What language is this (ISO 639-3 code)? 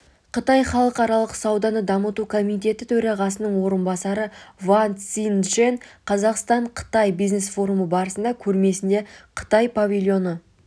kaz